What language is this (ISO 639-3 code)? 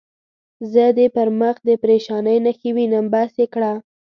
pus